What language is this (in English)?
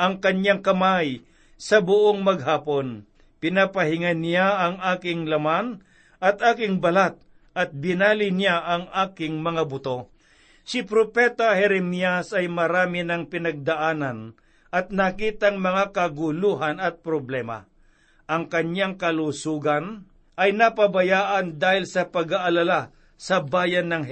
Filipino